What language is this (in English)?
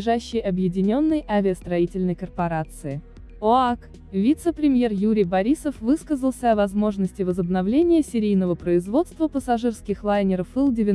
Russian